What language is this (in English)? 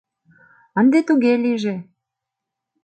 Mari